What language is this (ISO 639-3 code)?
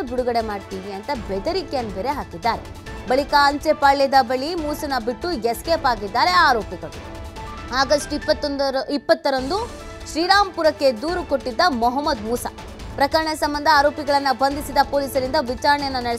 kan